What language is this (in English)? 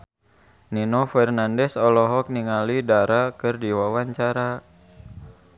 Sundanese